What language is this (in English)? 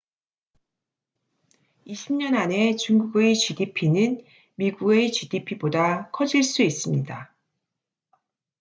Korean